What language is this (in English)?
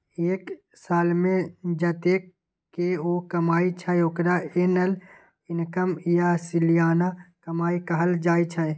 Maithili